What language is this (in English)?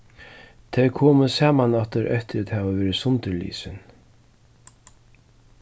Faroese